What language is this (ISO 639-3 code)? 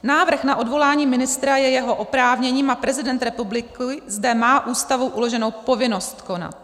ces